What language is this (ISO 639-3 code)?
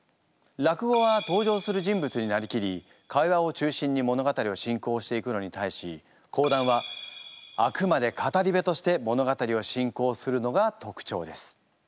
jpn